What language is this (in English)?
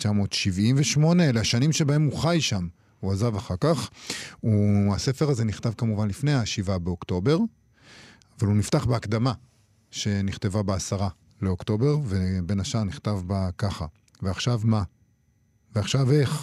Hebrew